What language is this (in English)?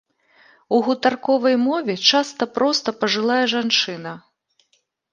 Belarusian